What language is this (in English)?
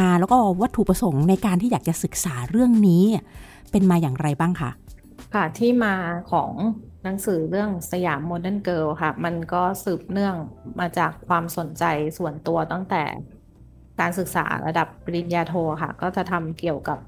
Thai